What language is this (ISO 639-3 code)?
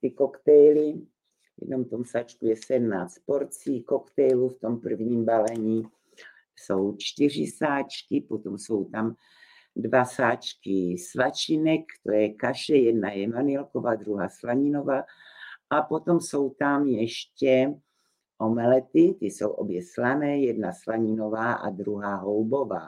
ces